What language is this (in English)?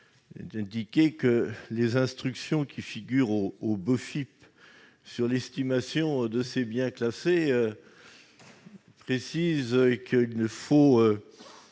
French